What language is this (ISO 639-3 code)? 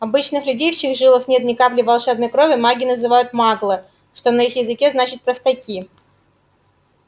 rus